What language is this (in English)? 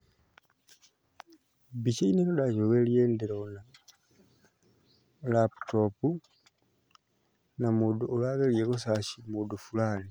Kikuyu